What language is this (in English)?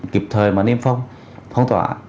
Vietnamese